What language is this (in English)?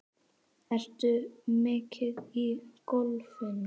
Icelandic